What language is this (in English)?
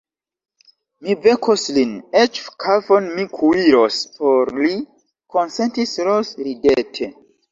Esperanto